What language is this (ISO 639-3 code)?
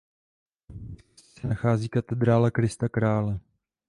ces